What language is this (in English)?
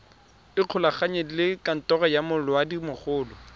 Tswana